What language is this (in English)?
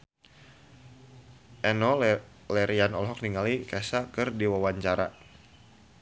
Sundanese